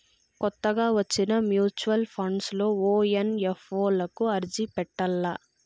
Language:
Telugu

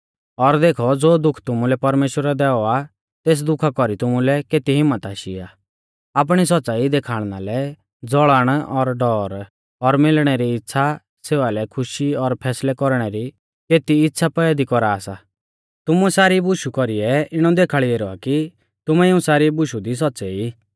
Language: Mahasu Pahari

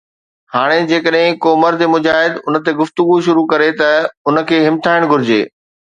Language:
Sindhi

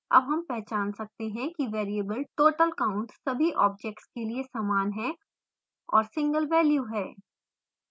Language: Hindi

